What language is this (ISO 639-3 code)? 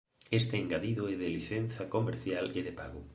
glg